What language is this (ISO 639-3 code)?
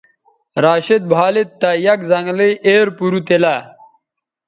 btv